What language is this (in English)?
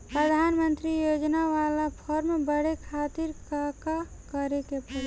Bhojpuri